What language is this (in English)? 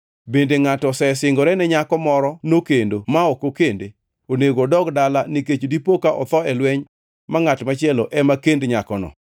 Luo (Kenya and Tanzania)